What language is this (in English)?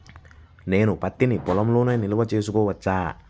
Telugu